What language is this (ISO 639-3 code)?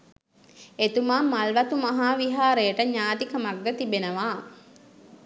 sin